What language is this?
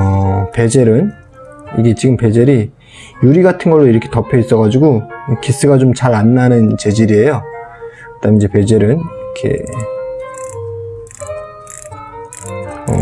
Korean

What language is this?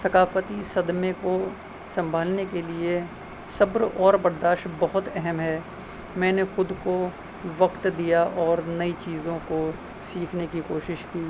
Urdu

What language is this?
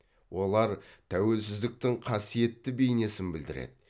Kazakh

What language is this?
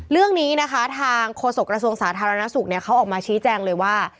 Thai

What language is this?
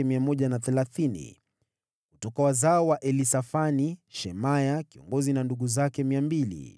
Swahili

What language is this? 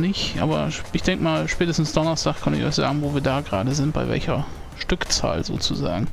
German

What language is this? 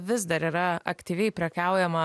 Lithuanian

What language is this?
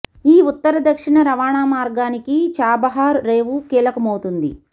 Telugu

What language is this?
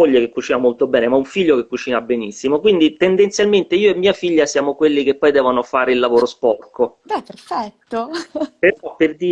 Italian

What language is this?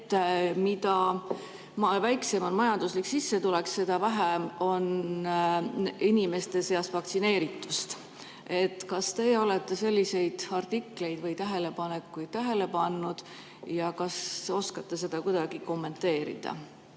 Estonian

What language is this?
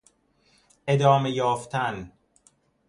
Persian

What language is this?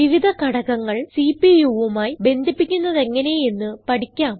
Malayalam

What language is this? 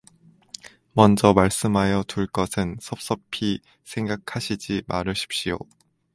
Korean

